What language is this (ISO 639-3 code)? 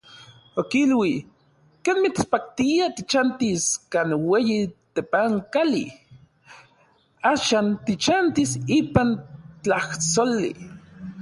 nlv